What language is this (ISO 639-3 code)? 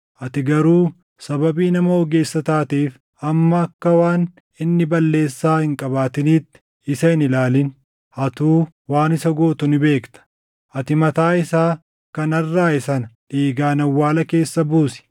orm